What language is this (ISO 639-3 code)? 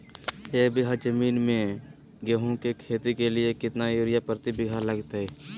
mag